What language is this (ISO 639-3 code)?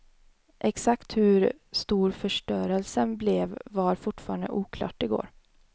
swe